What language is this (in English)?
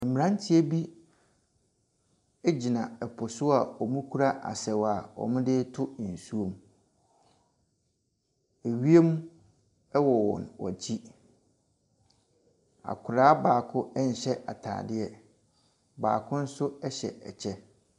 Akan